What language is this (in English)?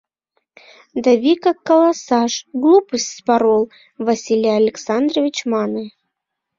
Mari